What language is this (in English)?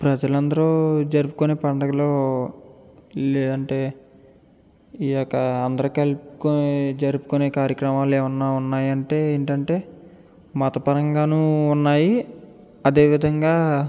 Telugu